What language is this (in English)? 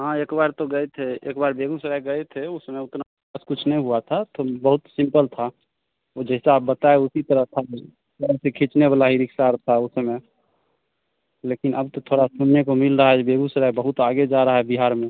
Hindi